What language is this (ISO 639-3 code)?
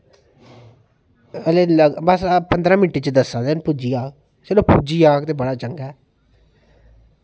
doi